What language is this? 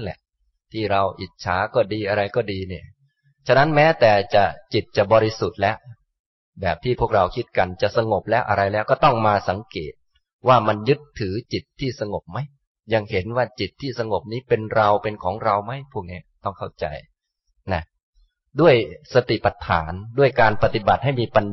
Thai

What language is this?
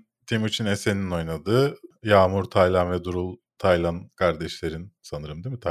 Turkish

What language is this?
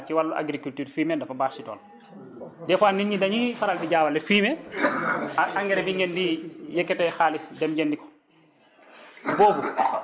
Wolof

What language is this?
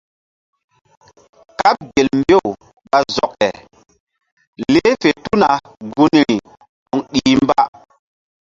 Mbum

